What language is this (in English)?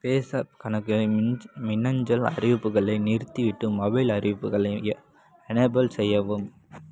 Tamil